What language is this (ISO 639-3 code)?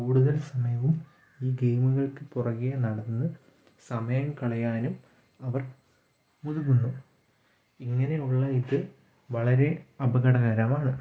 mal